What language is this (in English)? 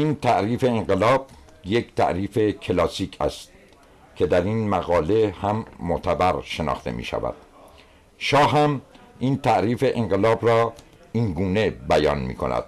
Persian